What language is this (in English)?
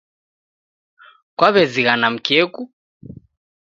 Taita